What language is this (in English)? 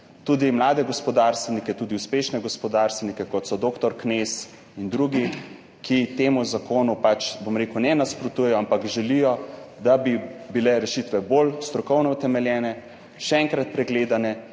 Slovenian